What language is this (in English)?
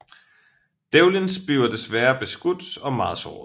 Danish